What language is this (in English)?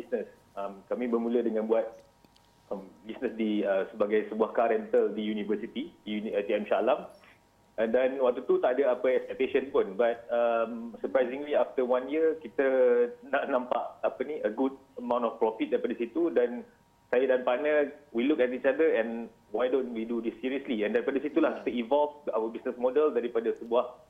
Malay